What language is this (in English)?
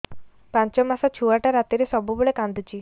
Odia